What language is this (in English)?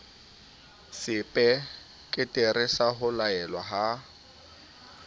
Southern Sotho